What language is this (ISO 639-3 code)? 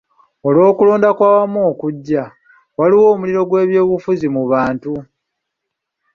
lug